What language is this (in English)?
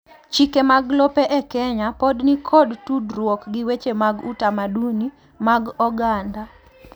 Luo (Kenya and Tanzania)